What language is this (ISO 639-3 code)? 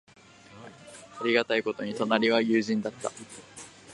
jpn